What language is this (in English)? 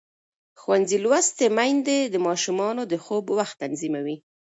Pashto